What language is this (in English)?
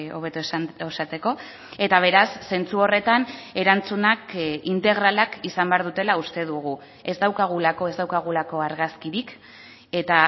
Basque